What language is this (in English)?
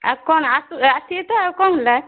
Odia